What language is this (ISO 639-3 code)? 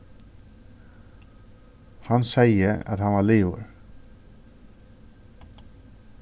fao